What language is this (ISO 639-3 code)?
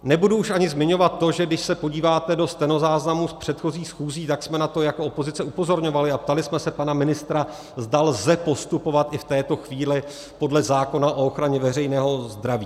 ces